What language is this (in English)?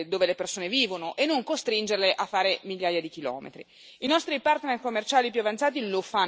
Italian